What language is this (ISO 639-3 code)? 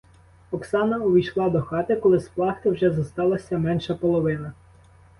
ukr